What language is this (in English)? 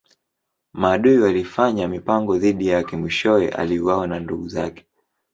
Swahili